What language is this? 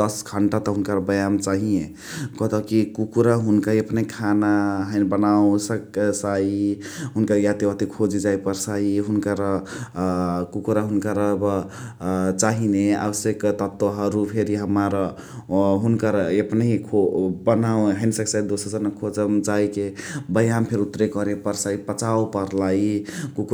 Chitwania Tharu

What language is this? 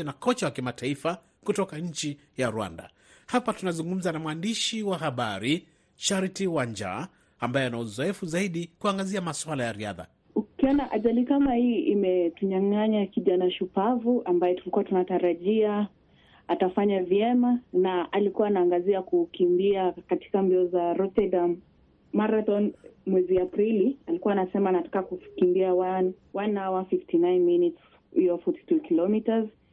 Swahili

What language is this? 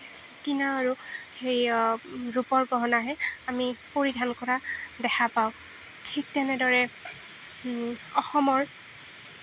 Assamese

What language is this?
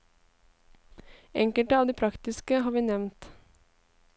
Norwegian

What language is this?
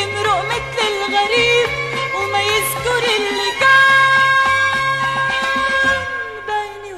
Arabic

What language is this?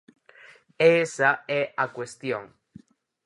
Galician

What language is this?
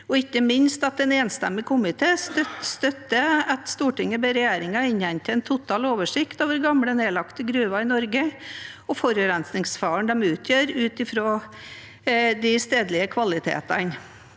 Norwegian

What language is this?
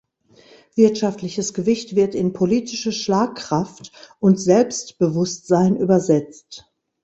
German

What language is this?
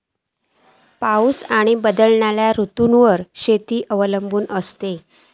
Marathi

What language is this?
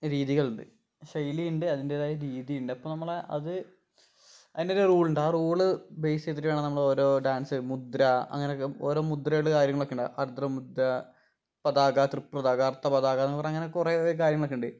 Malayalam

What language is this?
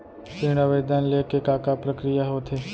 Chhattisgarhi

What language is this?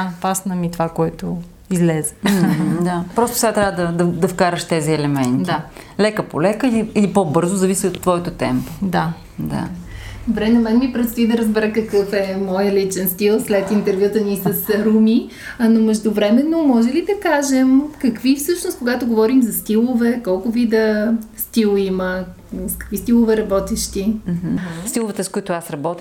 Bulgarian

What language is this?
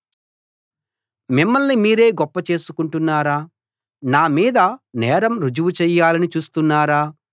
Telugu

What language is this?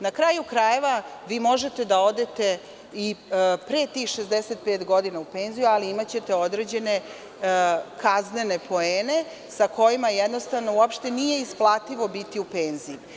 Serbian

